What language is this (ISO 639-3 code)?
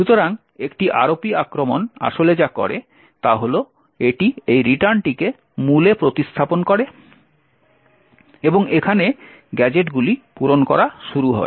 ben